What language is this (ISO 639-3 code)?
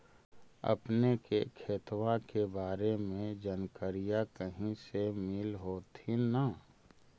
mag